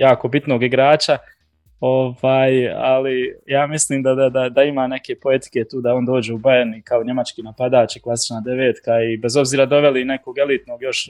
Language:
Croatian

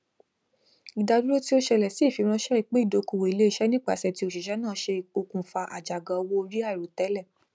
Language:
Yoruba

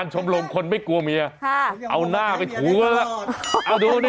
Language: Thai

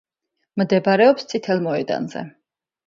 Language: Georgian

